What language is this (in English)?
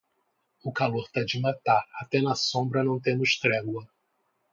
Portuguese